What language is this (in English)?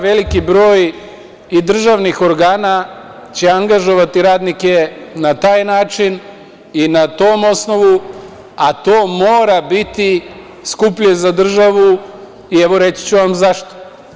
Serbian